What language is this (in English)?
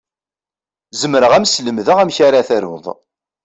Kabyle